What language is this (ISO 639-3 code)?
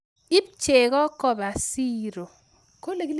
kln